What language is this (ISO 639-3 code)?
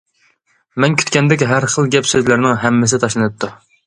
uig